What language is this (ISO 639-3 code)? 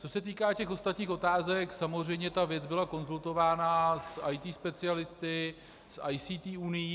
ces